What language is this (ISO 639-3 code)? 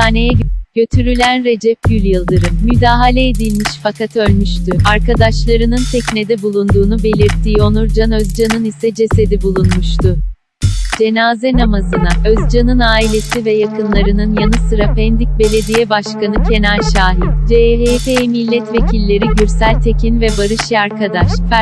tur